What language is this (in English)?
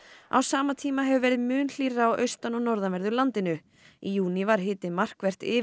Icelandic